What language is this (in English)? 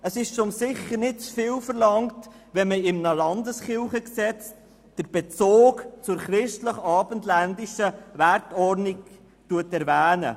Swiss German